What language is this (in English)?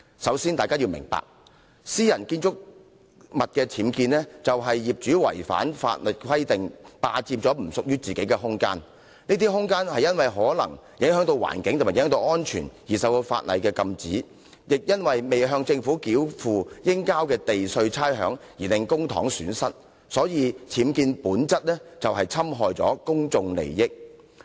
Cantonese